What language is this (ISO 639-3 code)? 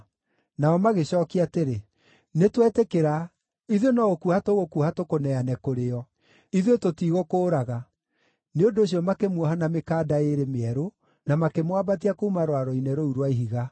kik